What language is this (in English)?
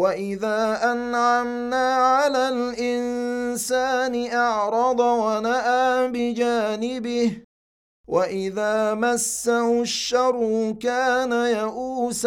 Arabic